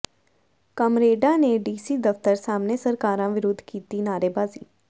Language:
Punjabi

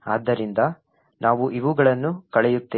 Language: Kannada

